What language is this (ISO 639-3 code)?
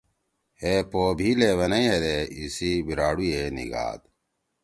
trw